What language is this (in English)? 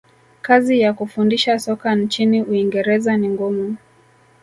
Swahili